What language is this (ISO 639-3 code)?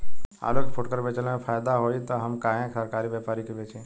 bho